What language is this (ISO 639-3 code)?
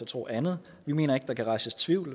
dan